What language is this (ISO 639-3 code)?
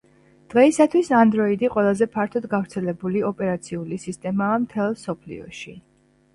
kat